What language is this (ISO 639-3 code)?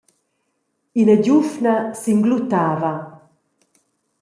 roh